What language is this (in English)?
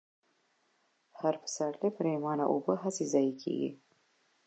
Pashto